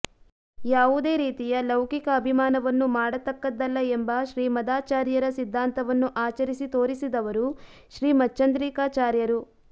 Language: Kannada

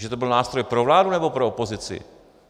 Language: Czech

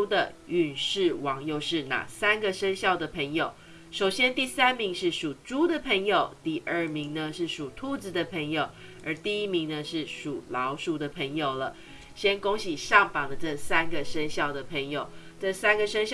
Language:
Chinese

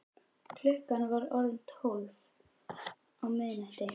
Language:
Icelandic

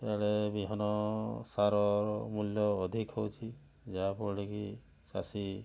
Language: Odia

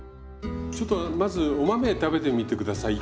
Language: Japanese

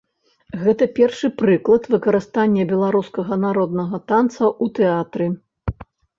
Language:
Belarusian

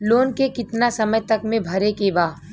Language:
Bhojpuri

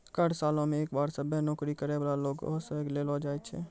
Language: Maithili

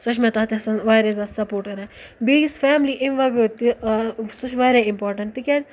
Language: Kashmiri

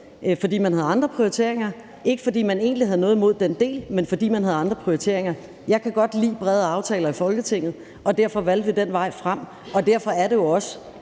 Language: Danish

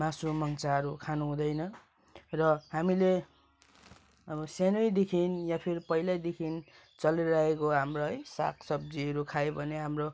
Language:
Nepali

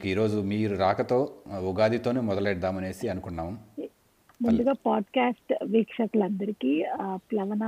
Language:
Telugu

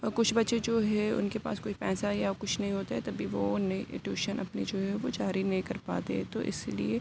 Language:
Urdu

